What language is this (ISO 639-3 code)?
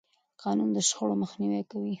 pus